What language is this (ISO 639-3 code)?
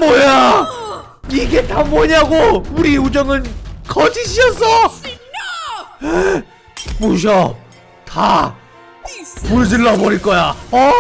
kor